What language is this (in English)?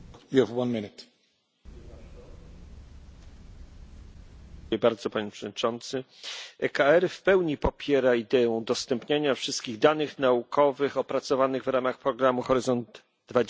Polish